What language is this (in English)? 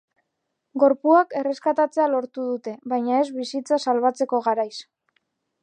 Basque